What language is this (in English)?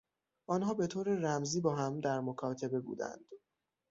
Persian